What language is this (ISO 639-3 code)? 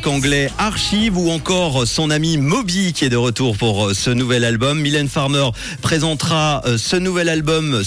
fra